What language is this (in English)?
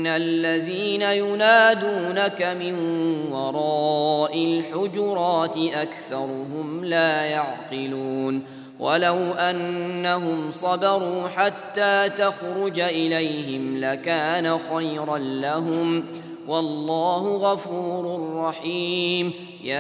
Arabic